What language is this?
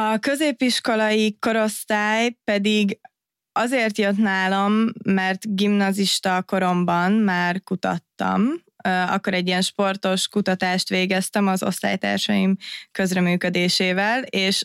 Hungarian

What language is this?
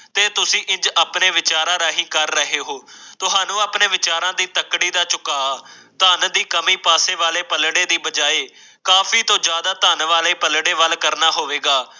Punjabi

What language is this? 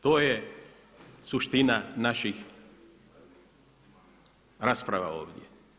Croatian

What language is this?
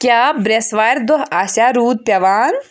Kashmiri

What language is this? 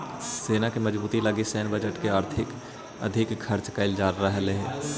Magahi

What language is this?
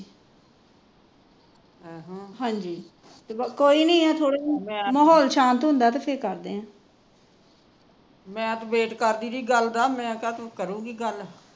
Punjabi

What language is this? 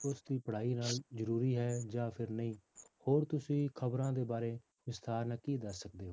Punjabi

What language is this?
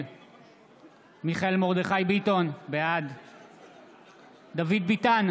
Hebrew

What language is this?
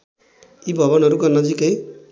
Nepali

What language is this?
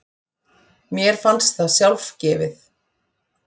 Icelandic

